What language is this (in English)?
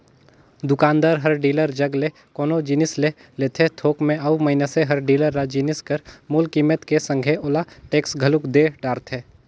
Chhattisgarhi